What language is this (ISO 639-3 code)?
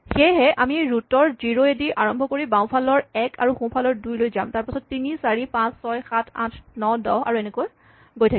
asm